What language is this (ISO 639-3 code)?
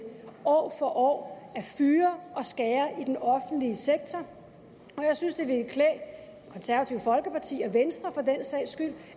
dan